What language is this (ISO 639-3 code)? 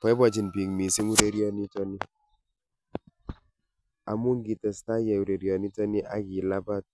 kln